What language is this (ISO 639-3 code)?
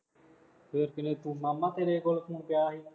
pan